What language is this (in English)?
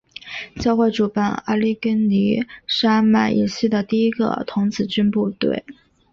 Chinese